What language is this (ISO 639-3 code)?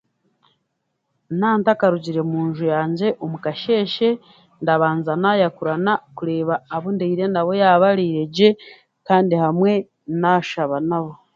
cgg